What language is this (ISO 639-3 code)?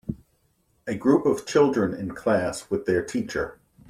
eng